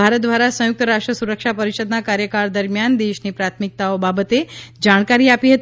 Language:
Gujarati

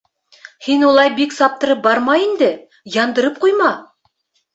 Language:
Bashkir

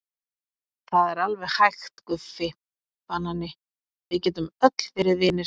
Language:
Icelandic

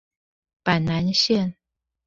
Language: Chinese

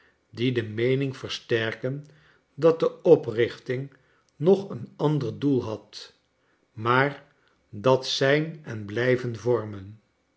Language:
Dutch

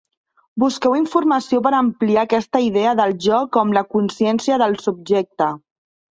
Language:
Catalan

